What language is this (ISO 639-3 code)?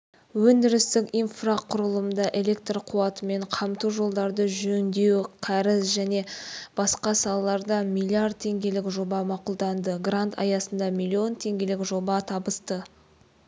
kaz